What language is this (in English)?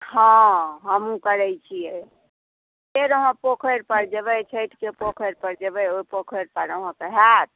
Maithili